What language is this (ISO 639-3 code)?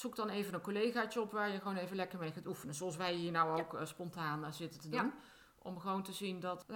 nld